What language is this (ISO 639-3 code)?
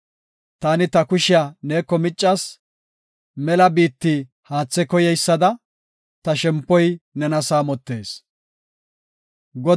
gof